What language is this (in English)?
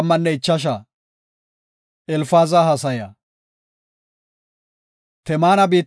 Gofa